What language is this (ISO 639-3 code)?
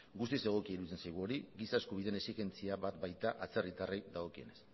eus